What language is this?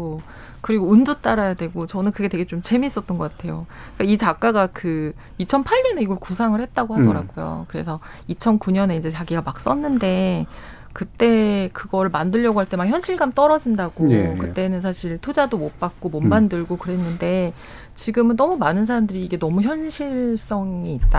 Korean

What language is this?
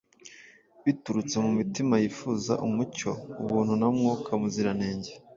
Kinyarwanda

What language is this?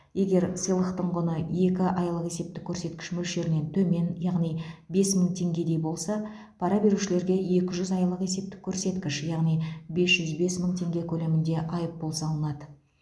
Kazakh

